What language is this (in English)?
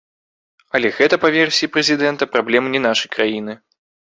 Belarusian